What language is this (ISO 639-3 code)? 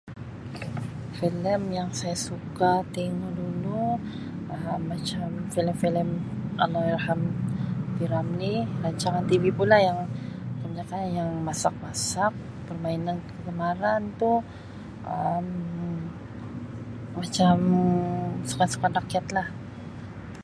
msi